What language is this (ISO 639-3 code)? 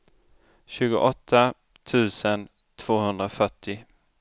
swe